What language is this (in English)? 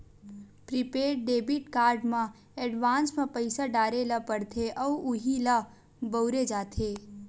Chhattisgarhi